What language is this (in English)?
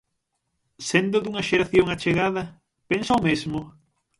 Galician